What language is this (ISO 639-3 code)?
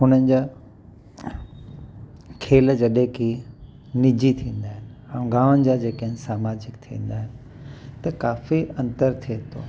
snd